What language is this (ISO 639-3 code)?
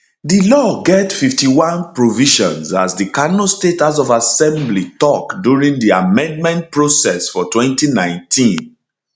pcm